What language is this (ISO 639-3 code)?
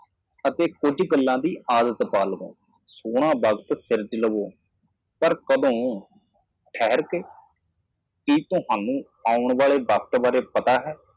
pan